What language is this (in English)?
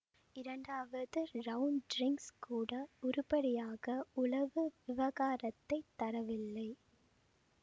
Tamil